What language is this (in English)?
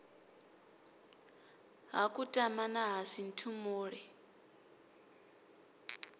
Venda